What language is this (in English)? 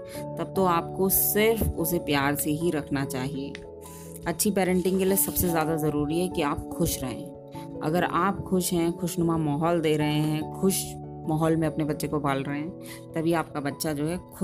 Hindi